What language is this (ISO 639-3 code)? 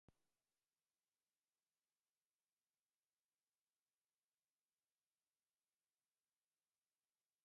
eus